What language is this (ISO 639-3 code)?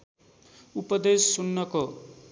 nep